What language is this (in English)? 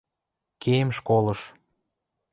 Western Mari